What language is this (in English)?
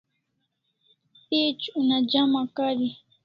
Kalasha